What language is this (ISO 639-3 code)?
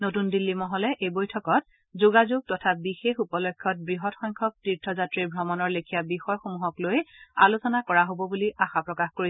asm